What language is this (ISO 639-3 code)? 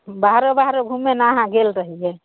mai